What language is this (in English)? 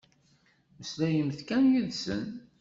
Kabyle